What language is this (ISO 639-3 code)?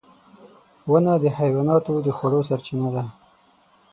pus